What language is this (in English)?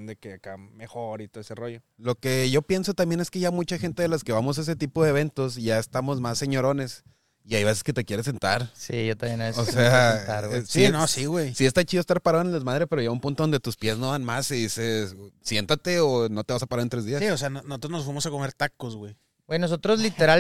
Spanish